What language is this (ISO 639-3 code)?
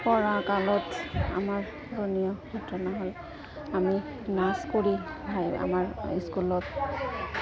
asm